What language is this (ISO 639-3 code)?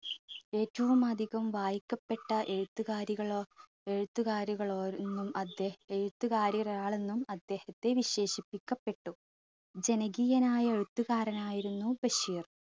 mal